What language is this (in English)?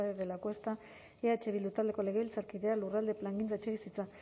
Basque